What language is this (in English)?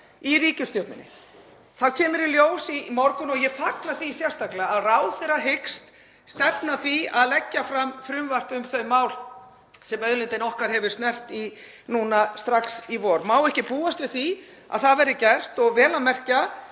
Icelandic